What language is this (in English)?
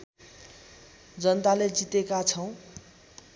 Nepali